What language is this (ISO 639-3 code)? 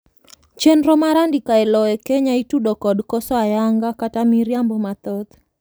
luo